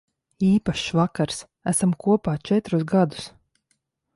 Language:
Latvian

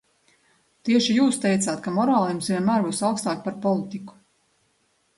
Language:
Latvian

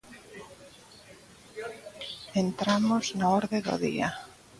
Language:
Galician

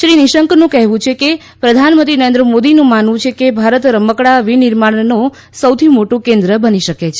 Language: Gujarati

